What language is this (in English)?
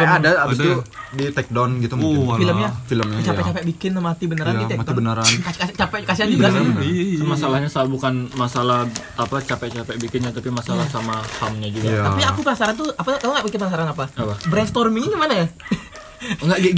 Indonesian